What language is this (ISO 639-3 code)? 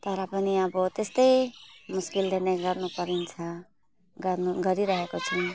nep